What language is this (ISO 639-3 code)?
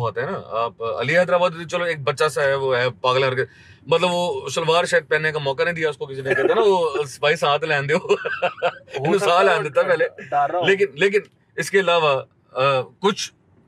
hin